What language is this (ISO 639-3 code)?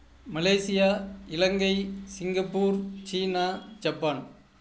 tam